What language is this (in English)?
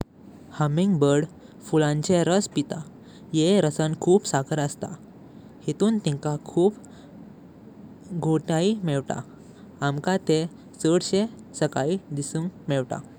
Konkani